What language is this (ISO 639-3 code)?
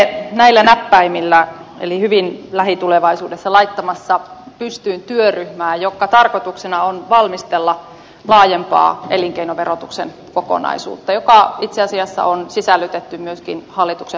fin